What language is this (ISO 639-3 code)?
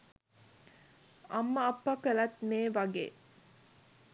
sin